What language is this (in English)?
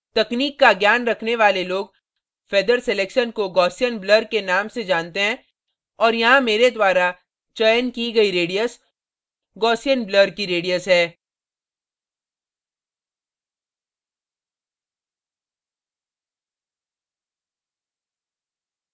Hindi